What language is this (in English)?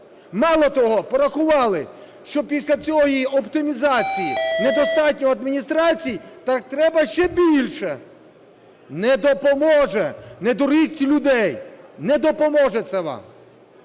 Ukrainian